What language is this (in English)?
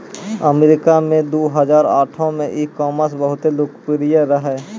Maithili